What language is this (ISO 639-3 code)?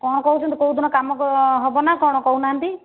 ori